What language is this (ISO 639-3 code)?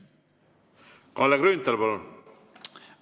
est